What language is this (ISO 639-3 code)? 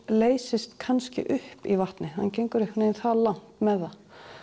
isl